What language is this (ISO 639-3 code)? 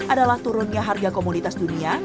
ind